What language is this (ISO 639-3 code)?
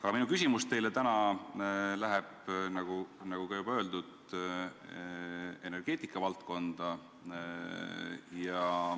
est